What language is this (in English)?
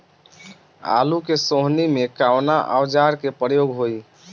Bhojpuri